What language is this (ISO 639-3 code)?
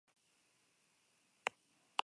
eus